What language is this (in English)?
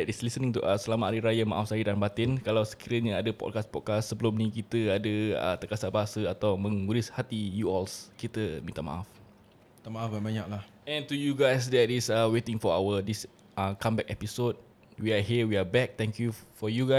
Malay